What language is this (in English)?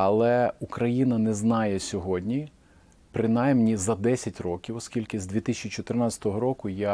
Ukrainian